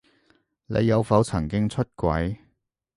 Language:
Cantonese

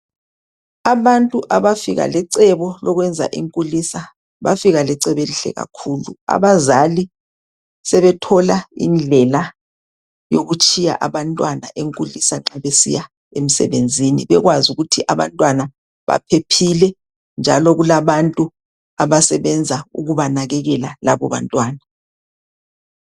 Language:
North Ndebele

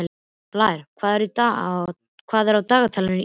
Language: Icelandic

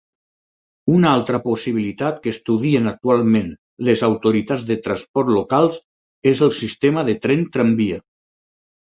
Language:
Catalan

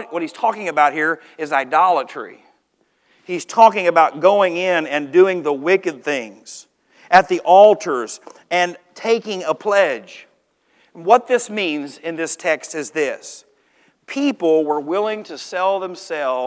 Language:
English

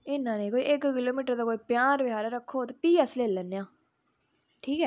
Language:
Dogri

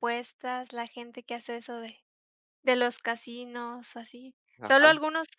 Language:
Spanish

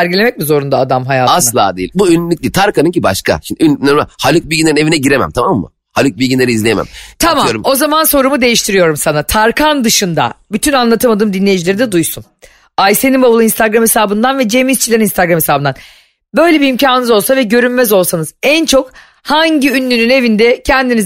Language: Turkish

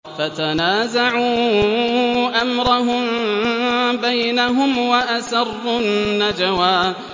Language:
Arabic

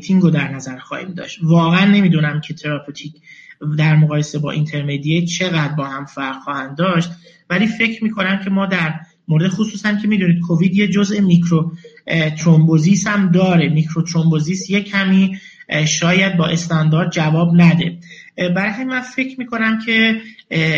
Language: Persian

